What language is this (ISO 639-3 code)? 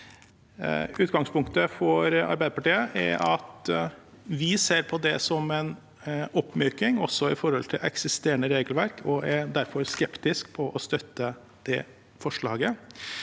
nor